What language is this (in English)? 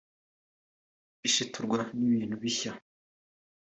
Kinyarwanda